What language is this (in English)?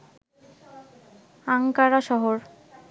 Bangla